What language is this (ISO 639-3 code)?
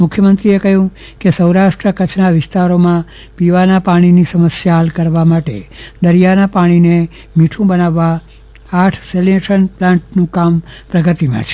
guj